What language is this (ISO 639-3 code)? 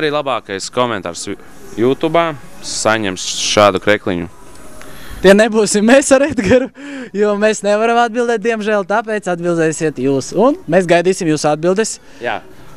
lav